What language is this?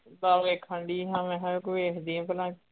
Punjabi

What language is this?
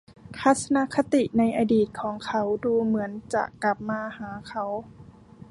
Thai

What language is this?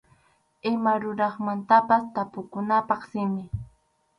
Arequipa-La Unión Quechua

